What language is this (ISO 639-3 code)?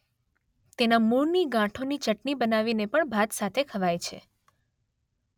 guj